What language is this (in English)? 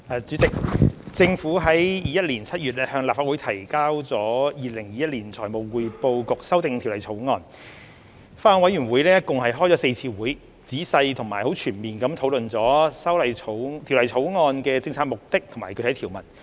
Cantonese